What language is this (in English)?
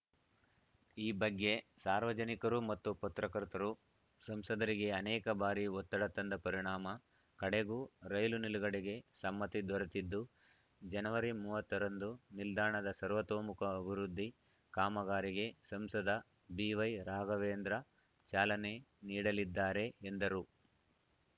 Kannada